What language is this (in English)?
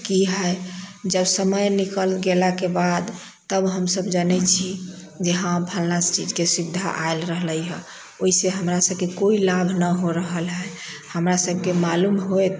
Maithili